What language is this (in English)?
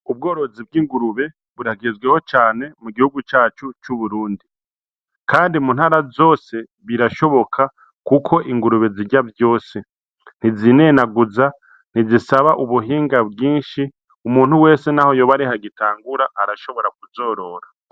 Rundi